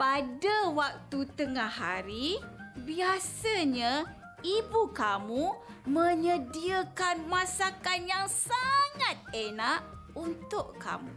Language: Malay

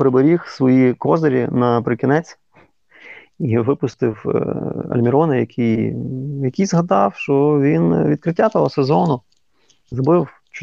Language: Ukrainian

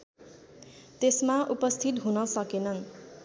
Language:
Nepali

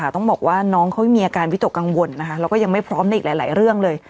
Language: Thai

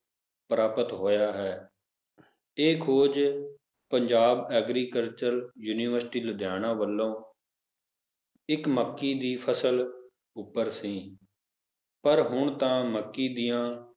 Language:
Punjabi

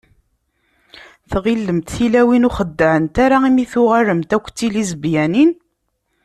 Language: Kabyle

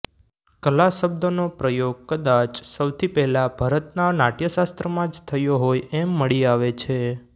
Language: Gujarati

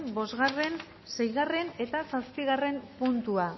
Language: Basque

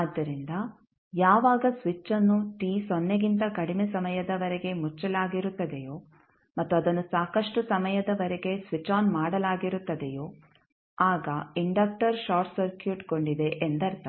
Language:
Kannada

